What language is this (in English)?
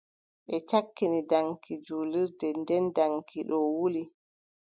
Adamawa Fulfulde